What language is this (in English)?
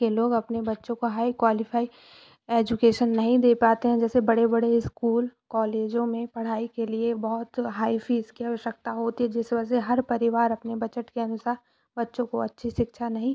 Hindi